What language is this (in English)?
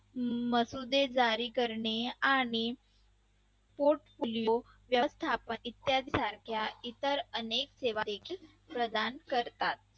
Marathi